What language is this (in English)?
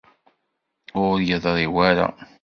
Kabyle